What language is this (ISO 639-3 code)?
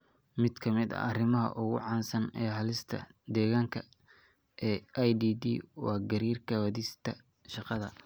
som